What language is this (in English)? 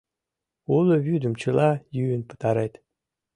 Mari